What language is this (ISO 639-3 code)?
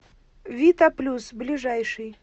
rus